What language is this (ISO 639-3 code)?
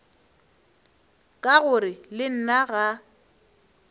nso